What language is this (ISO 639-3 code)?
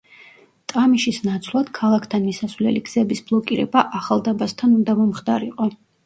kat